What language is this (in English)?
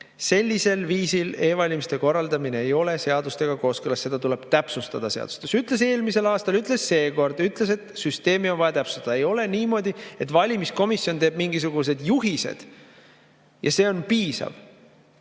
Estonian